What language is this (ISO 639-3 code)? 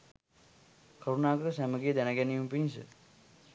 sin